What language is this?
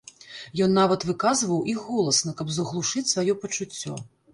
Belarusian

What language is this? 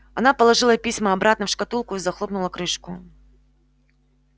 Russian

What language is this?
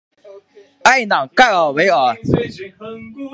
Chinese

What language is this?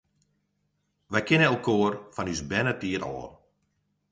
Western Frisian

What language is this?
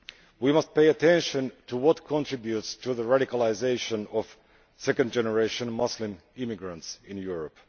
English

